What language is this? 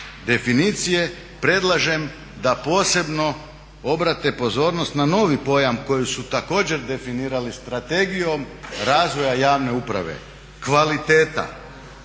Croatian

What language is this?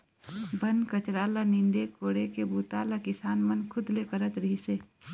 Chhattisgarhi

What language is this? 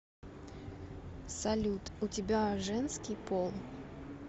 Russian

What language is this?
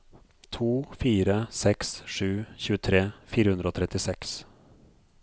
Norwegian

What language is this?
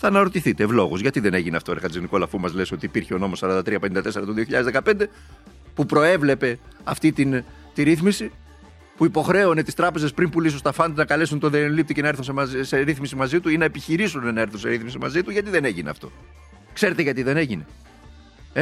Greek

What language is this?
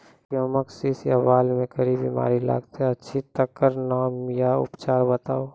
Maithili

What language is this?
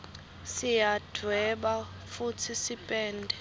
Swati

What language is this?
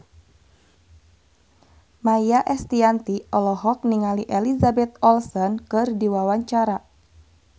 Sundanese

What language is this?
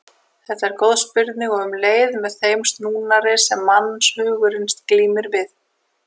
Icelandic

